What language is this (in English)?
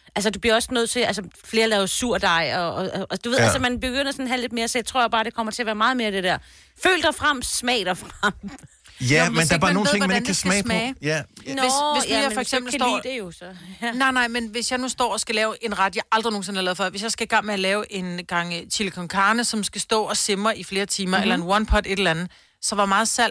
Danish